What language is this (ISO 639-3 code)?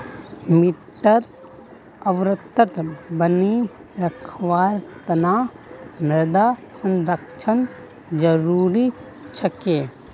mag